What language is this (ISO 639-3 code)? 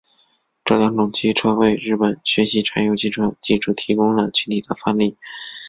zho